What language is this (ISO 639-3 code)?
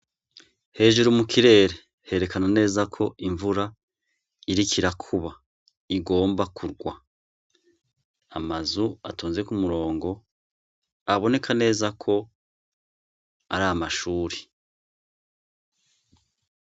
run